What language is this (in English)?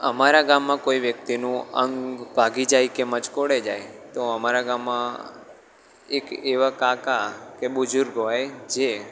Gujarati